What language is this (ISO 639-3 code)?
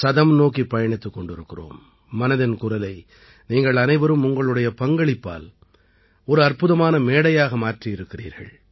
tam